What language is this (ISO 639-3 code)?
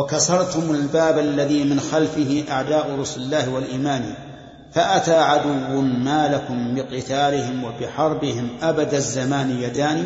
ara